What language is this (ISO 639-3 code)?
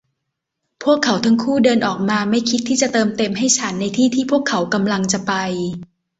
tha